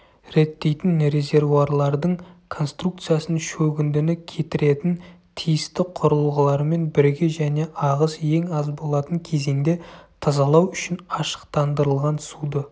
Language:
Kazakh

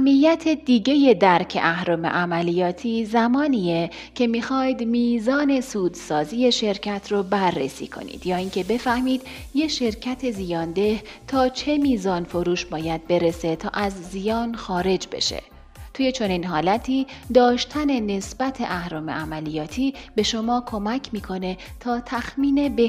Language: Persian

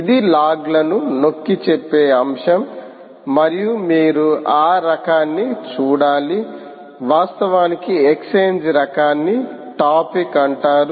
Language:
Telugu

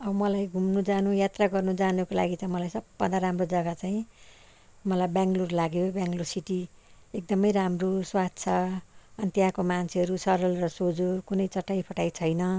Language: Nepali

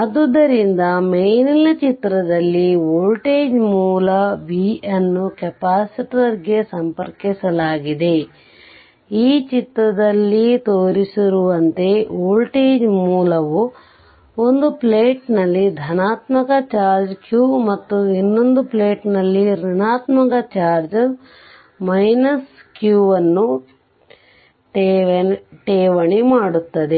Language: Kannada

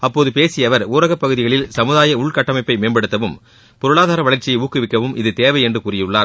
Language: Tamil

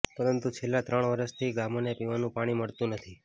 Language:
Gujarati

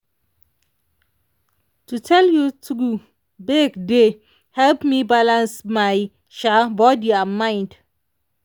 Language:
Nigerian Pidgin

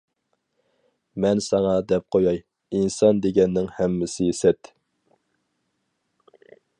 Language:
Uyghur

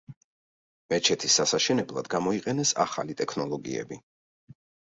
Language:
Georgian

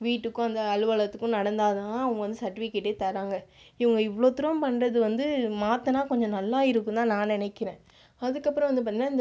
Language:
Tamil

